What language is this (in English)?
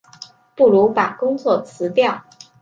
Chinese